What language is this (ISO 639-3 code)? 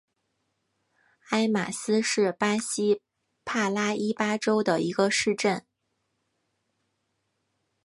zho